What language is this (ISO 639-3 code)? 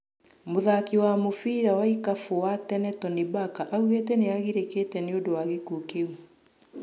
kik